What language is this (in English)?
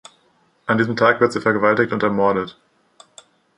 German